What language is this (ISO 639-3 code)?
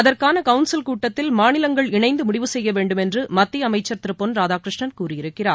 tam